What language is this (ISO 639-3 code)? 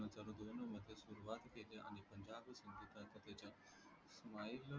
mar